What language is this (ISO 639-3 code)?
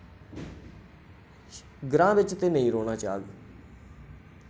doi